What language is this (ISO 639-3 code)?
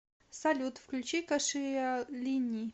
rus